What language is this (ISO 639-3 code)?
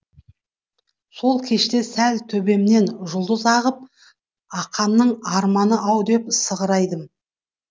kaz